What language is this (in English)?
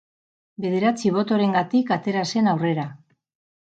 Basque